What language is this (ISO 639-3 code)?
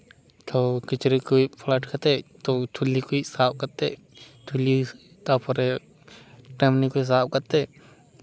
sat